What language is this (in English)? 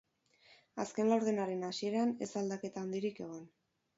Basque